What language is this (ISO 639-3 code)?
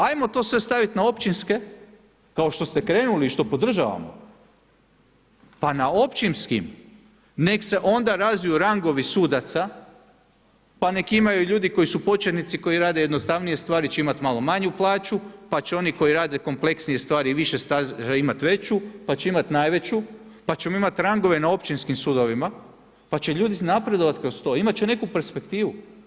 hrv